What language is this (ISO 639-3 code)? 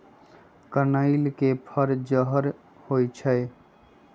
mag